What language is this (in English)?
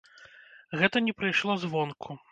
Belarusian